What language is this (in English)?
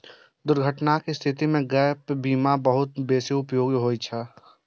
Maithili